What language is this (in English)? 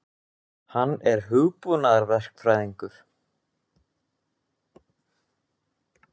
Icelandic